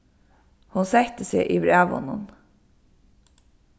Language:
Faroese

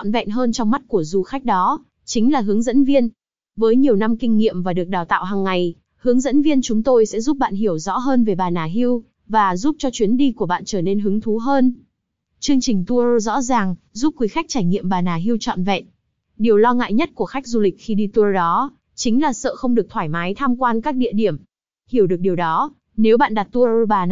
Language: Vietnamese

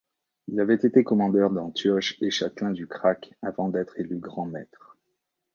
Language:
French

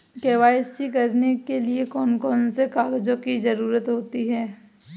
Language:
Hindi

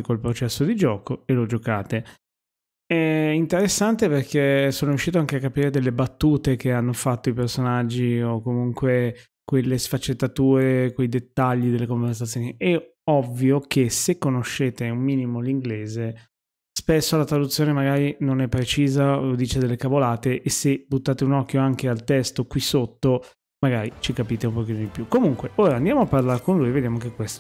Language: Italian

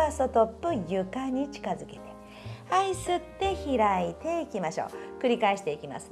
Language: Japanese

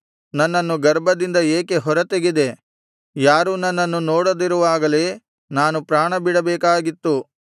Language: Kannada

